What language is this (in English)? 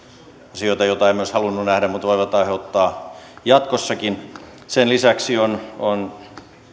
Finnish